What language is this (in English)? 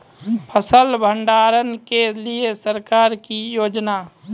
Maithili